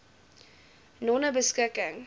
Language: Afrikaans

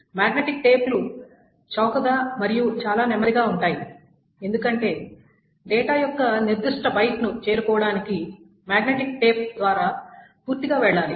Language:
Telugu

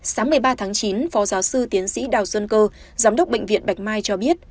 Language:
Vietnamese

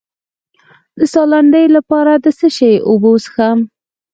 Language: Pashto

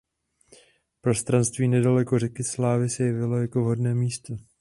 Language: Czech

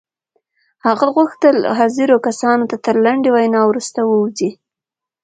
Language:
Pashto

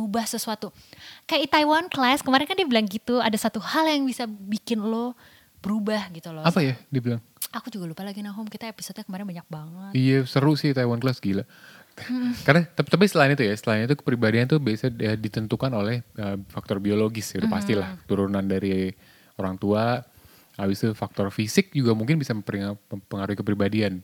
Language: Indonesian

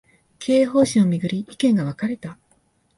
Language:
Japanese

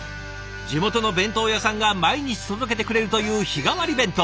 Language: Japanese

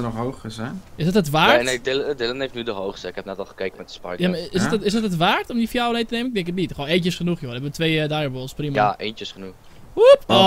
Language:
Dutch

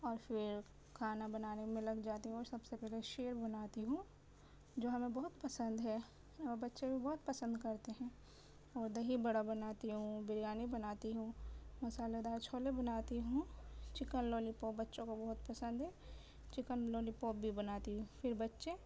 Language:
Urdu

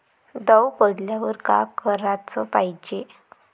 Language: Marathi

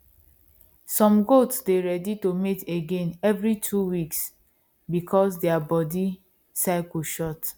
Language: Nigerian Pidgin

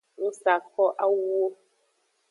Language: Aja (Benin)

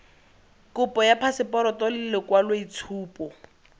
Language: Tswana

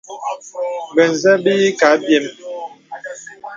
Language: Bebele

